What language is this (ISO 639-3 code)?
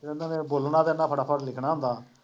pan